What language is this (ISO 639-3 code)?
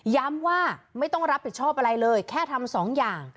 tha